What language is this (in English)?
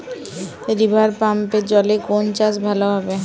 Bangla